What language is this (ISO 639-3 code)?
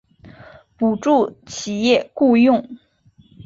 zho